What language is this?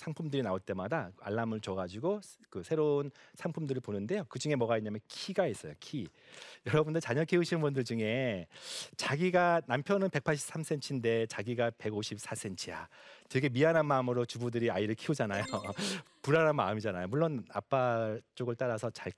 Korean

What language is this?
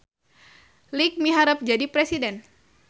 Sundanese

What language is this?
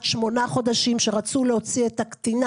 Hebrew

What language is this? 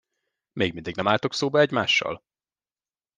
Hungarian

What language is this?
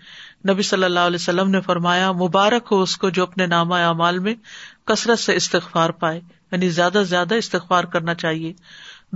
Urdu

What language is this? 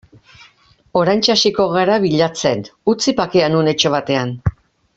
Basque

